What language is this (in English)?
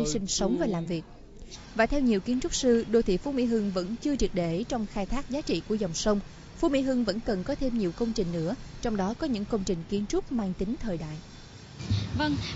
Vietnamese